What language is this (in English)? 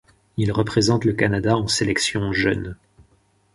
French